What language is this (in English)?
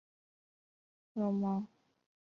Chinese